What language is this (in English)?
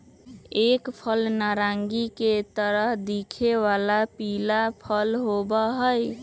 Magahi